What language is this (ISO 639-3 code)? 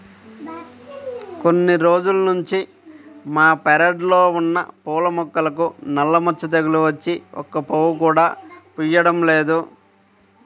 tel